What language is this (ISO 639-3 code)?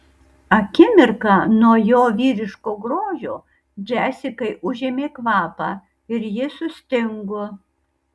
lit